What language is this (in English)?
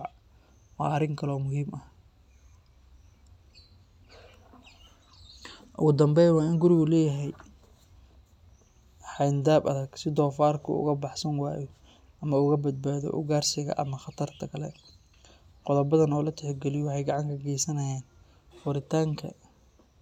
Somali